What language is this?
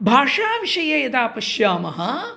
Sanskrit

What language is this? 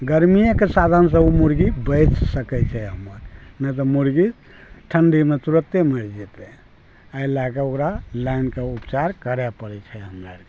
Maithili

